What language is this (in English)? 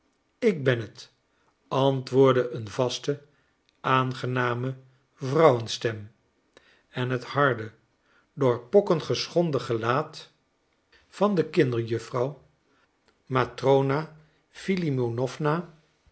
Dutch